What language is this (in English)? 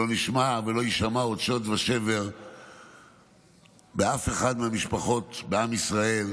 Hebrew